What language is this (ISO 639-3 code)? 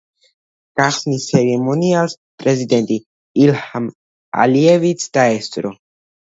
kat